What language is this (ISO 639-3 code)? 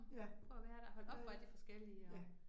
dan